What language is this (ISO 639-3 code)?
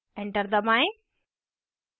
hin